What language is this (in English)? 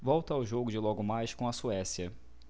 Portuguese